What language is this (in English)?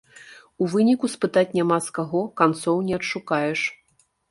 Belarusian